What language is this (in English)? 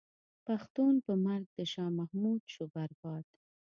Pashto